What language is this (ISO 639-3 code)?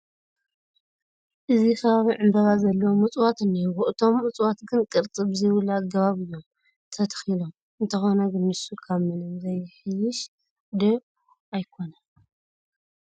tir